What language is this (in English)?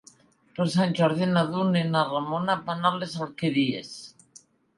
Catalan